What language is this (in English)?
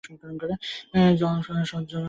Bangla